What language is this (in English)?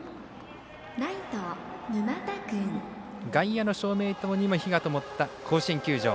Japanese